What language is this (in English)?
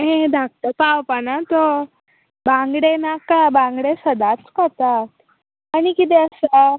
Konkani